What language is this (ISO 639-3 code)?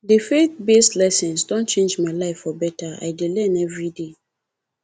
pcm